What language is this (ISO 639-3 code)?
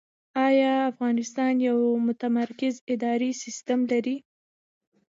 pus